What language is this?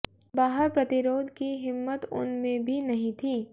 Hindi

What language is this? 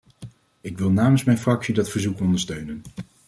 Dutch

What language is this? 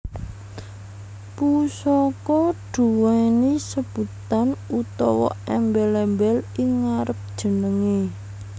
Javanese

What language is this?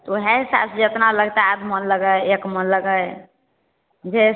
Maithili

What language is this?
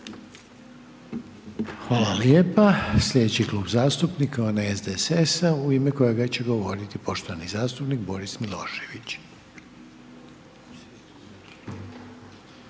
Croatian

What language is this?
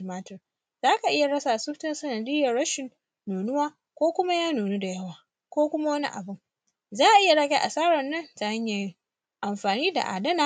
Hausa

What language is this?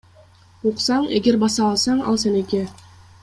Kyrgyz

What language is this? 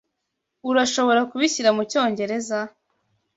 Kinyarwanda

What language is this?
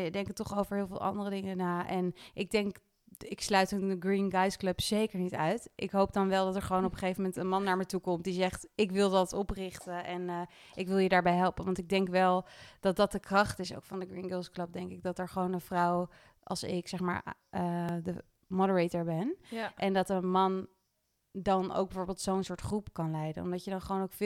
Dutch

